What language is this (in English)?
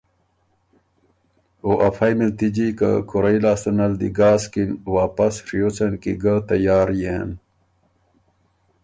Ormuri